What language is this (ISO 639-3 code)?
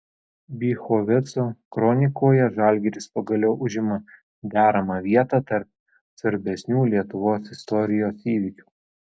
lit